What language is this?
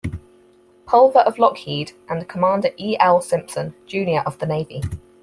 English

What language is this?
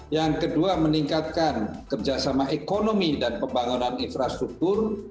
Indonesian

